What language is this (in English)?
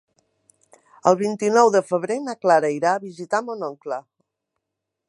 Catalan